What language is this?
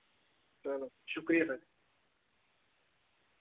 Dogri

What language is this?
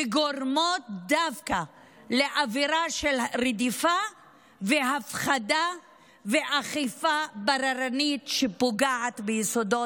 Hebrew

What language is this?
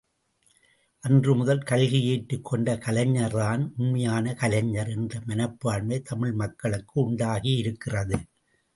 Tamil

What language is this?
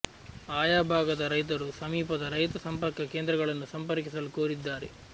Kannada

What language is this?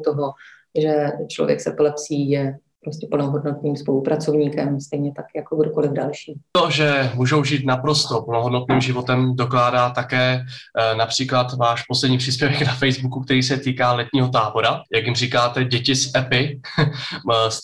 Czech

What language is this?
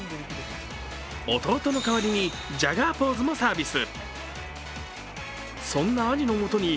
Japanese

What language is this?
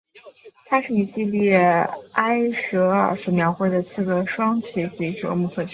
Chinese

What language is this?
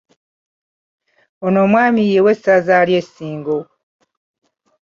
Ganda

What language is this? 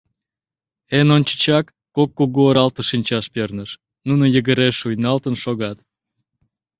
Mari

